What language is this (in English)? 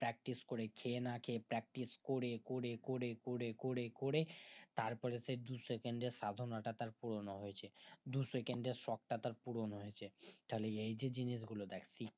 Bangla